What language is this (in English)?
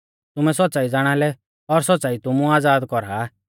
Mahasu Pahari